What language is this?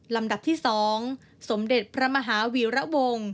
Thai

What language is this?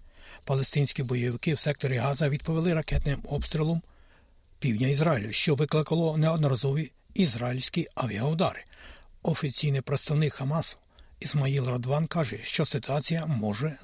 Ukrainian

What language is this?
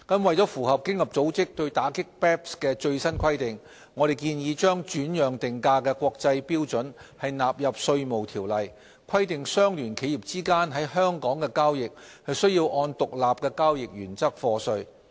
Cantonese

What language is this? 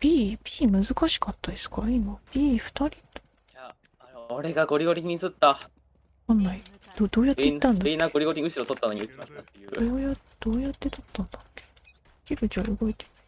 Japanese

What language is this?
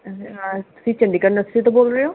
Punjabi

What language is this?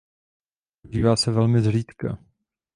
Czech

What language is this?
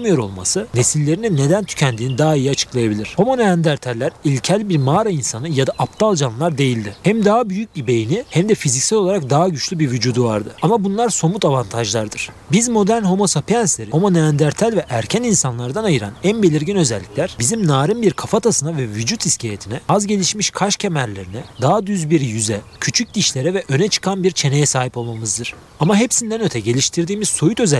Turkish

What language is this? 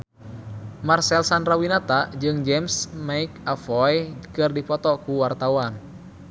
Sundanese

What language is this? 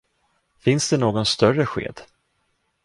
Swedish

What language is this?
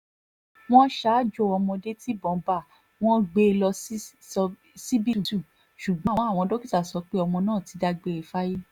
Yoruba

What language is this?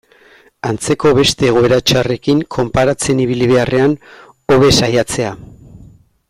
Basque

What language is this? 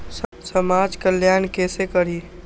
Maithili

